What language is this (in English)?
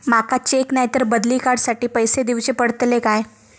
Marathi